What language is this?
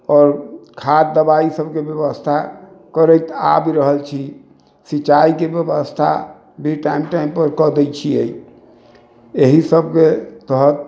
Maithili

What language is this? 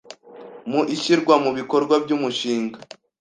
Kinyarwanda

